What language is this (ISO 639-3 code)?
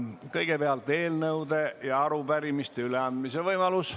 est